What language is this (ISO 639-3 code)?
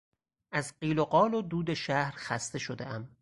fas